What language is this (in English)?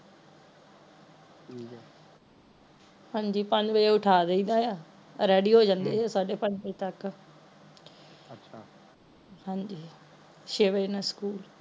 Punjabi